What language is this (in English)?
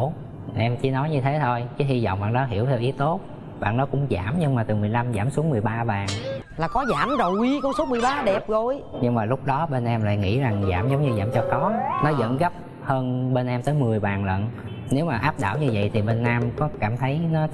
Vietnamese